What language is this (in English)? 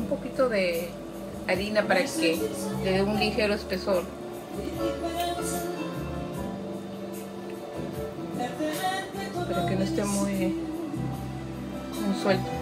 Spanish